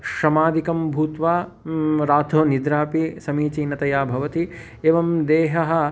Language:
Sanskrit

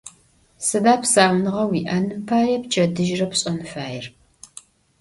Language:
Adyghe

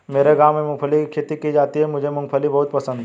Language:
Hindi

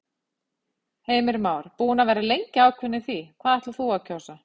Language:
Icelandic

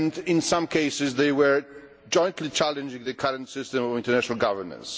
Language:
English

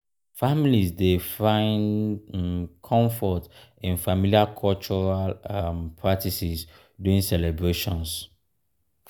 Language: Nigerian Pidgin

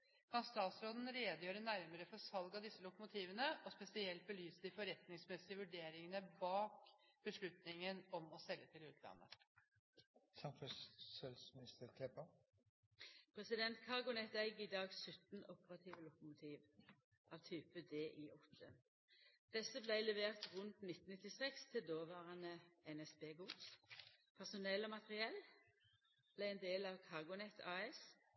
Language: Norwegian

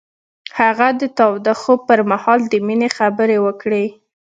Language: Pashto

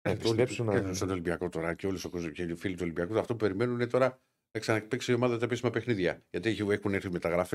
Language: Greek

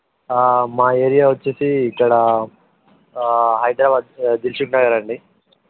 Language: Telugu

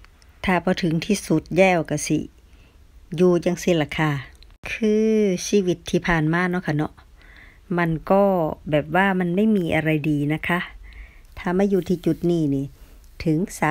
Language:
Thai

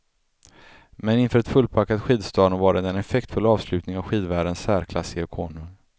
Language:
Swedish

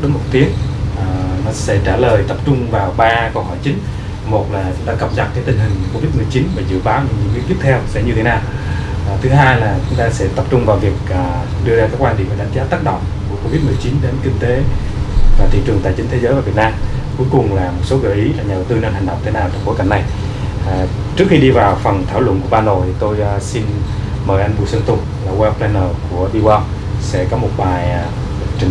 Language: Vietnamese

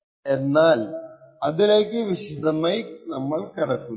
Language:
Malayalam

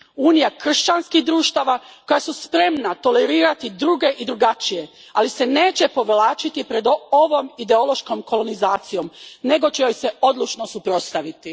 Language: Croatian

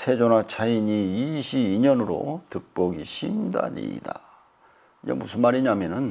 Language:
Korean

